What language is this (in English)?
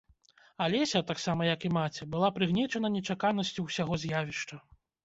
Belarusian